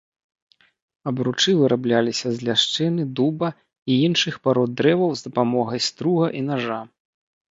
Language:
Belarusian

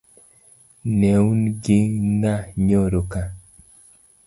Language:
Luo (Kenya and Tanzania)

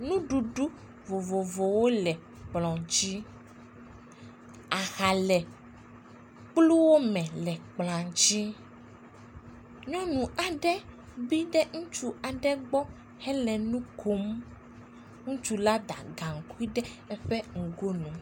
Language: Ewe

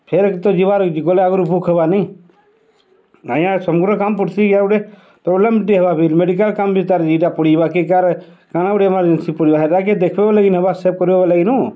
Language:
Odia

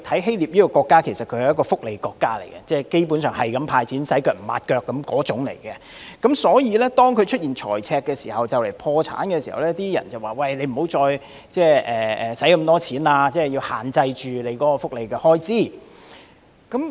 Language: Cantonese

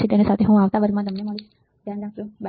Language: Gujarati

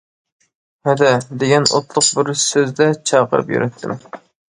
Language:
Uyghur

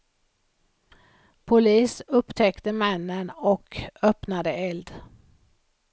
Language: Swedish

